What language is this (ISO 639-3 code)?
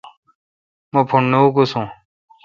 xka